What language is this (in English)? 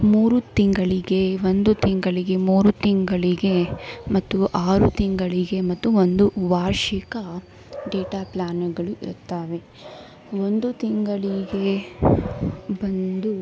Kannada